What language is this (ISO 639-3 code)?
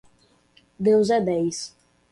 por